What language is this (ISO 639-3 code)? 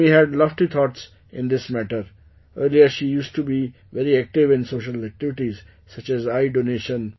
eng